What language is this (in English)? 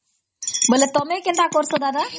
Odia